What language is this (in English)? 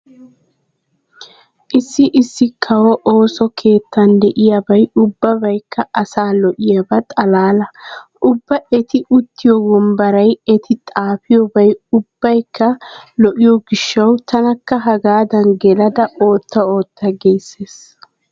Wolaytta